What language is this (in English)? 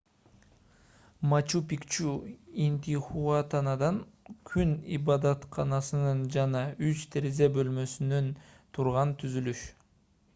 Kyrgyz